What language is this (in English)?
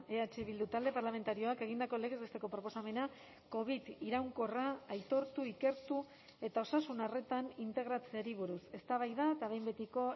Basque